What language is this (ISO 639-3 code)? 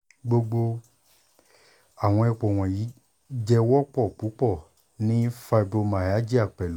yor